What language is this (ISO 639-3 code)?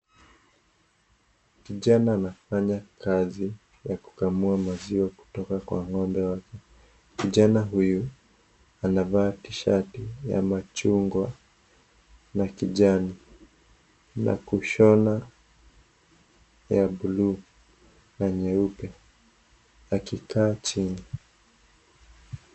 swa